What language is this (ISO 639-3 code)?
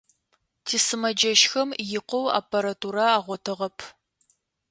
ady